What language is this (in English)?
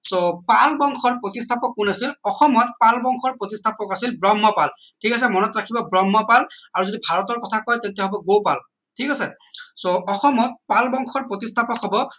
Assamese